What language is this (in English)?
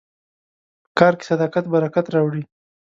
Pashto